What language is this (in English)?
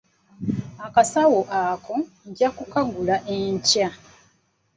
Ganda